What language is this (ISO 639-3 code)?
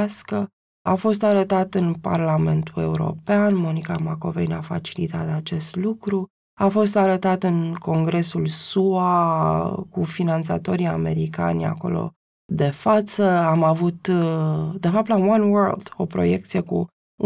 ron